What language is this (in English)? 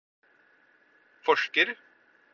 Norwegian Bokmål